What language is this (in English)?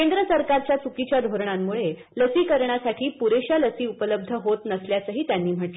Marathi